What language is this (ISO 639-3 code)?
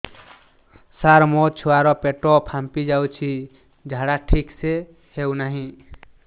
ori